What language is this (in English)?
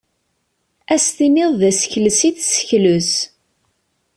Kabyle